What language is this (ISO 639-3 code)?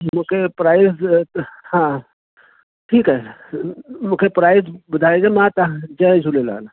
snd